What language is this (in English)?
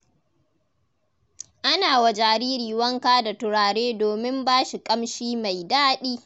Hausa